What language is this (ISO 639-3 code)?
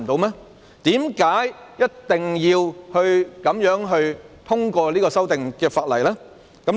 yue